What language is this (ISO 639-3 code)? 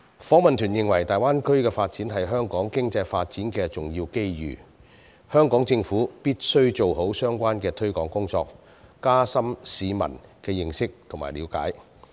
yue